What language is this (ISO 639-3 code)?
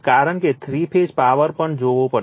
guj